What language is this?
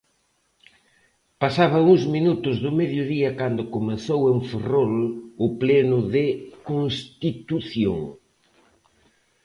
Galician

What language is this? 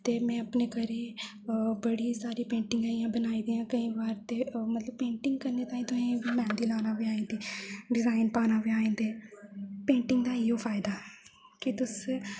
Dogri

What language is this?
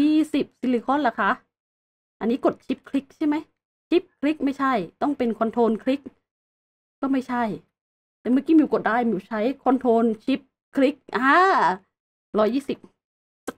Thai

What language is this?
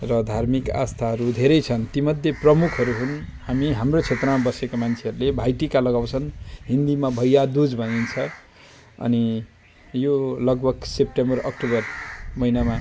Nepali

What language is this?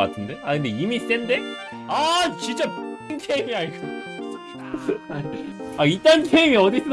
Korean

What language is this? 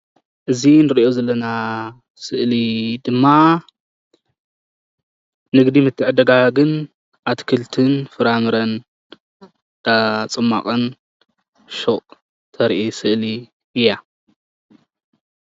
Tigrinya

